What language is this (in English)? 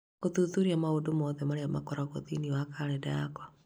Kikuyu